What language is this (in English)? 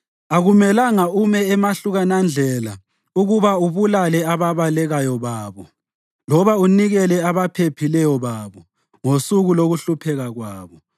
North Ndebele